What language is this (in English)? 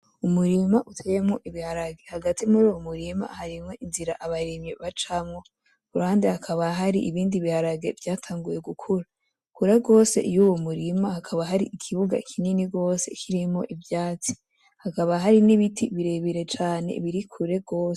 Rundi